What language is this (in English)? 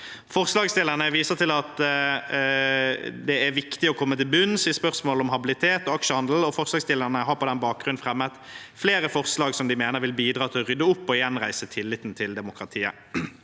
Norwegian